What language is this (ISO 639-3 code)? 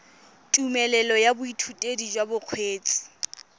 tsn